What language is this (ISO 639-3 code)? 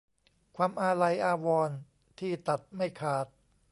tha